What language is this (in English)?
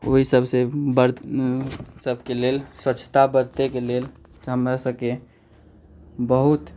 Maithili